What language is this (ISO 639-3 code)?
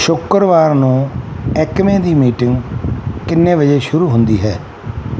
pan